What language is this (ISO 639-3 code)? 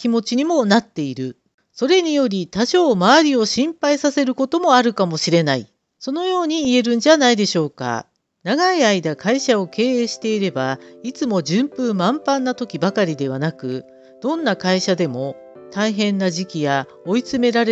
jpn